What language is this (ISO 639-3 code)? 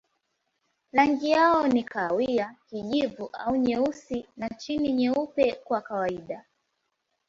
swa